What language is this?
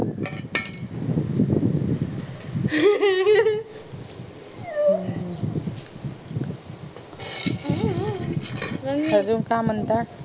Marathi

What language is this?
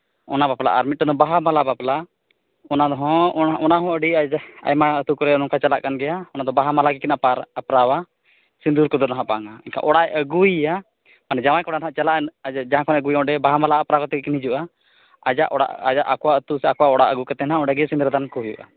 Santali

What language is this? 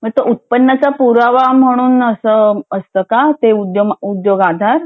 Marathi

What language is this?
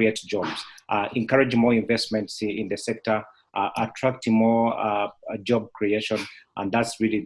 English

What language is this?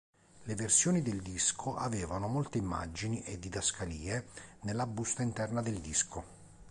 Italian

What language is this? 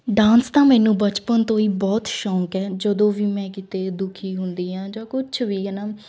Punjabi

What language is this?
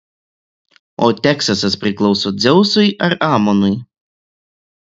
Lithuanian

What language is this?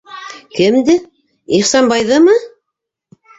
Bashkir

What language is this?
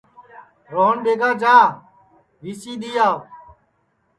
Sansi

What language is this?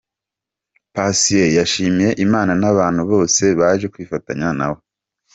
Kinyarwanda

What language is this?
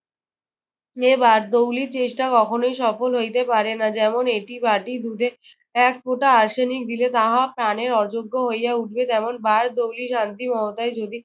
Bangla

